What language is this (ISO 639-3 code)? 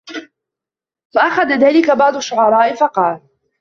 ara